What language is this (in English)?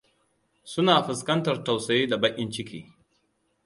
Hausa